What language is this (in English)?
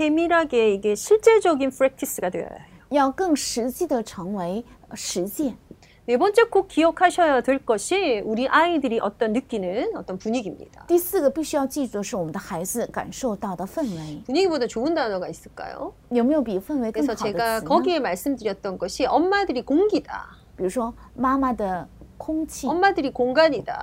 Korean